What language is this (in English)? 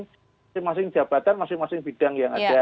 Indonesian